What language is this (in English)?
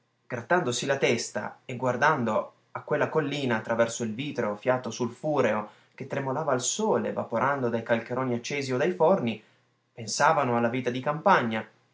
Italian